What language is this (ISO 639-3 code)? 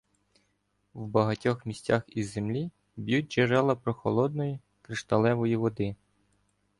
ukr